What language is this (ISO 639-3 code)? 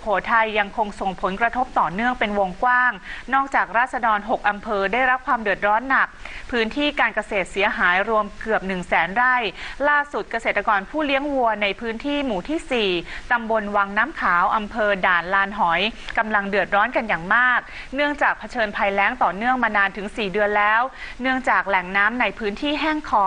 tha